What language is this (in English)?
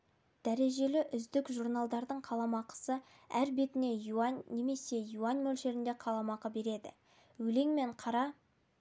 Kazakh